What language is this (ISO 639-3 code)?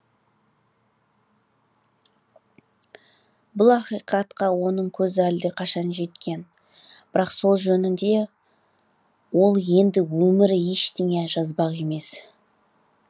kaz